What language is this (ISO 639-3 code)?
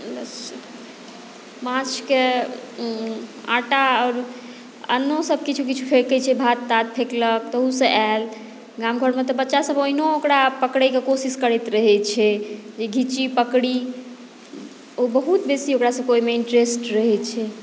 mai